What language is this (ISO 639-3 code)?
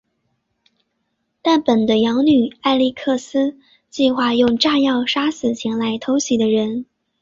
zho